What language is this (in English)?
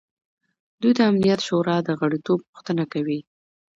Pashto